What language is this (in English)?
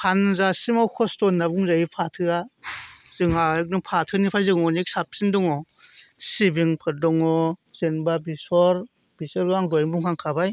Bodo